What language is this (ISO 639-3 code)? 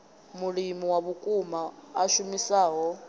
ven